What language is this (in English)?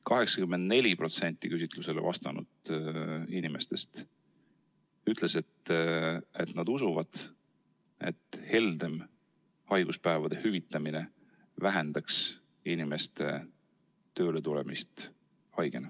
Estonian